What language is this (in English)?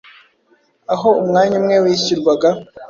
Kinyarwanda